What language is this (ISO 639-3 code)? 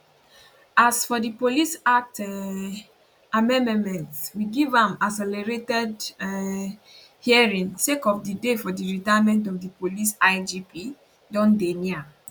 pcm